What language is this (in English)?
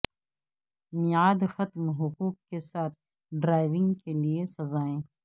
Urdu